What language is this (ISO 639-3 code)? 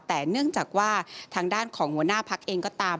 tha